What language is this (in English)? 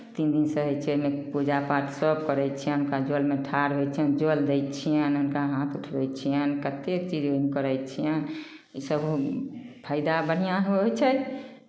Maithili